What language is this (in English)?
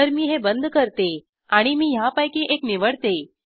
Marathi